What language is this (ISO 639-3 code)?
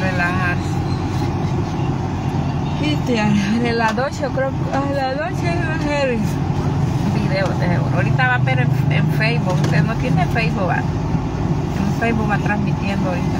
spa